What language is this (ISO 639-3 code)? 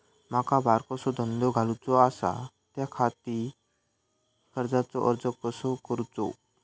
mar